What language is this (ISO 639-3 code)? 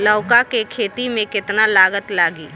bho